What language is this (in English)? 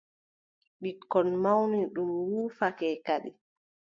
Adamawa Fulfulde